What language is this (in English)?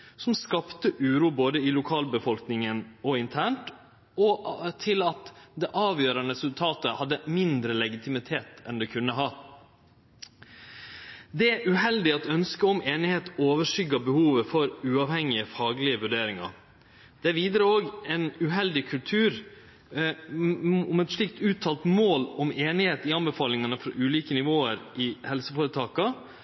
Norwegian Nynorsk